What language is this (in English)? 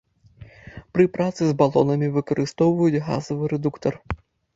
Belarusian